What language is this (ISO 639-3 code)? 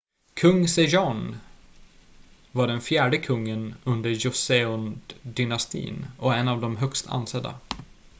swe